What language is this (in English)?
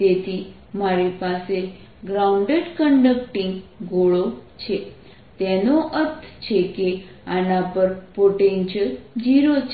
Gujarati